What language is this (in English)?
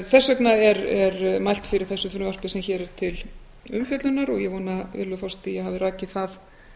Icelandic